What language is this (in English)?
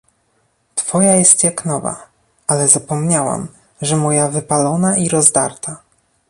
Polish